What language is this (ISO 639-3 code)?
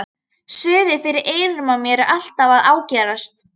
isl